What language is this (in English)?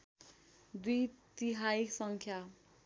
Nepali